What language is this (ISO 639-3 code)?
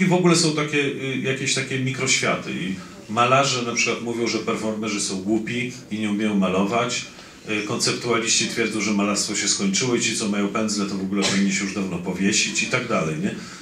pol